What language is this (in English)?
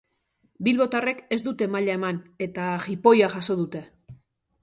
Basque